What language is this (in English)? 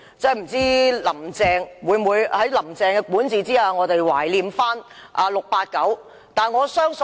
Cantonese